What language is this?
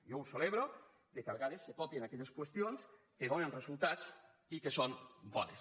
Catalan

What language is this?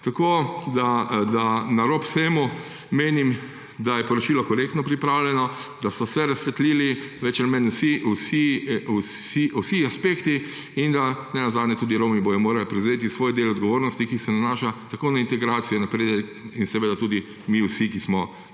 Slovenian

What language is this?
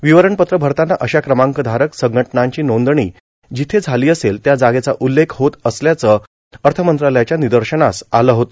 Marathi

